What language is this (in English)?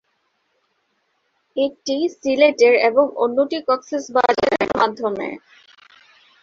Bangla